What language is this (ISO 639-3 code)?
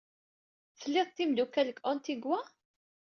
kab